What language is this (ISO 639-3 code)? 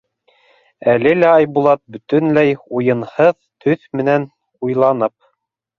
bak